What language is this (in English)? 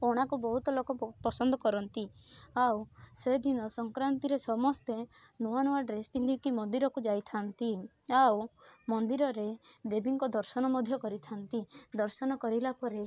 Odia